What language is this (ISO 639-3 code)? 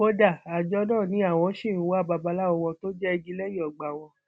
yor